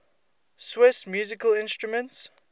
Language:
English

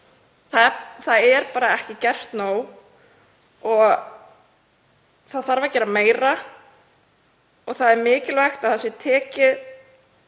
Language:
Icelandic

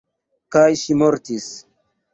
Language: Esperanto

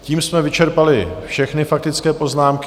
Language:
Czech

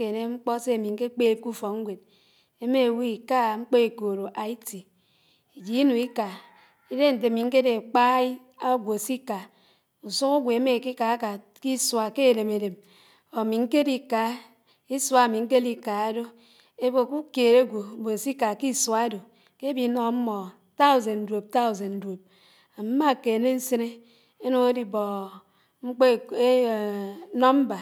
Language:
Anaang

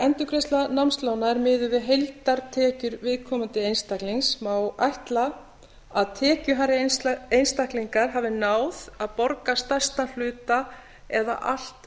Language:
Icelandic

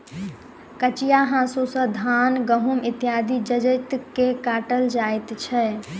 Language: Maithili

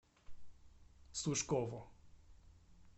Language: Russian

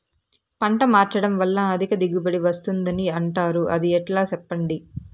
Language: Telugu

